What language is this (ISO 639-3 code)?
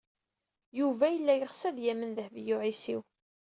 kab